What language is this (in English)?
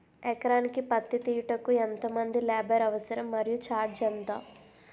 Telugu